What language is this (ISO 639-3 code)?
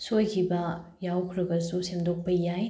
mni